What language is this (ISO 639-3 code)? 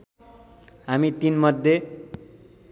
nep